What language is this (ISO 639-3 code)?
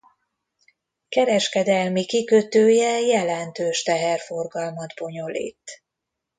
hun